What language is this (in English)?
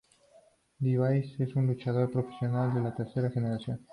Spanish